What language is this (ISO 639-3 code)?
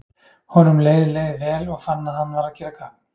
isl